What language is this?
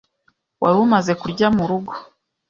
Kinyarwanda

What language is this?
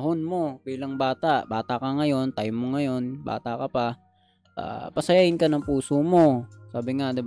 Filipino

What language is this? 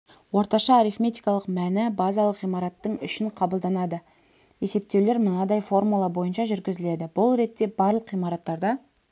Kazakh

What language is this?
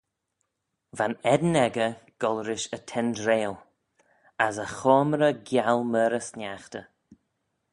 Manx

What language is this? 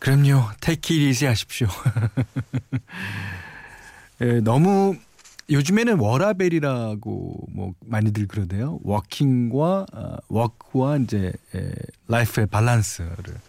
Korean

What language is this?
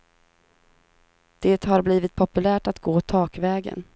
Swedish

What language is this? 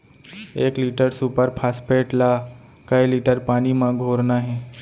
Chhattisgarhi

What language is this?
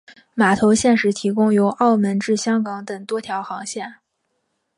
Chinese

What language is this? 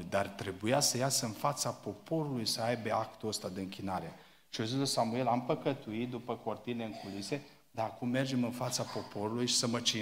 Romanian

